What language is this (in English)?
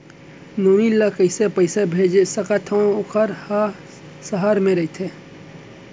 Chhattisgarhi